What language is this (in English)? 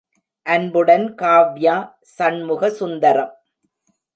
Tamil